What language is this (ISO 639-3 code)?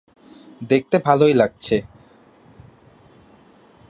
ben